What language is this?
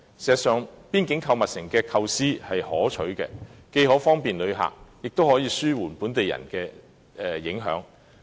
Cantonese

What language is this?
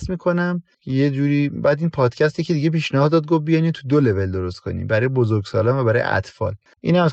Persian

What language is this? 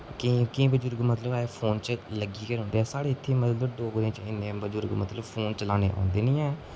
Dogri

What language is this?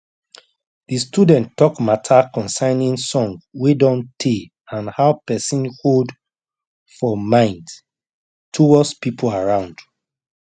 Nigerian Pidgin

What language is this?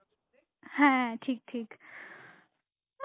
Bangla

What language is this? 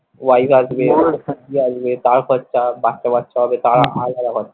Bangla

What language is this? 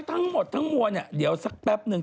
Thai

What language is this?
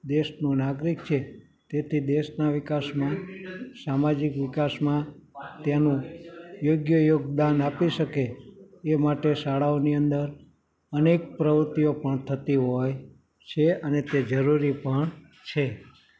Gujarati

